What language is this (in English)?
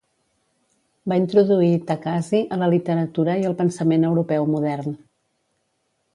Catalan